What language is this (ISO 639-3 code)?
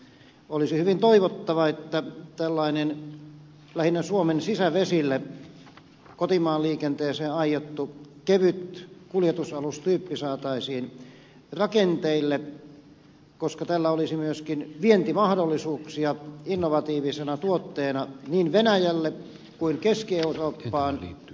fin